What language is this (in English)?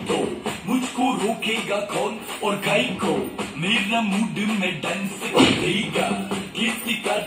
Turkish